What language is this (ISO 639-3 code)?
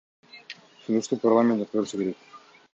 kir